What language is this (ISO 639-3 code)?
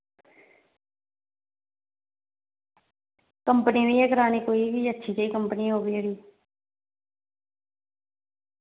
doi